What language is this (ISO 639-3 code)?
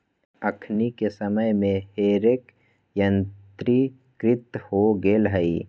mag